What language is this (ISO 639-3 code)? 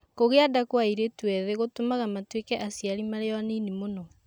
kik